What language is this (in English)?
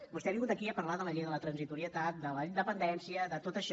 Catalan